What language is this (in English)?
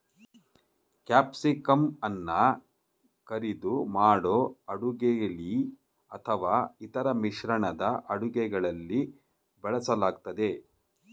Kannada